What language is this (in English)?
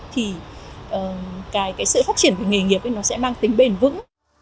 Vietnamese